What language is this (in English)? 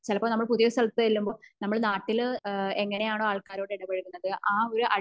Malayalam